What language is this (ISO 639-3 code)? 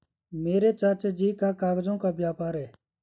hin